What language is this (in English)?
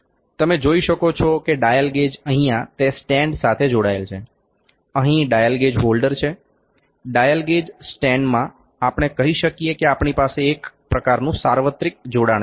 Gujarati